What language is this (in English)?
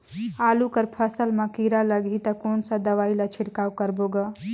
Chhattisgarhi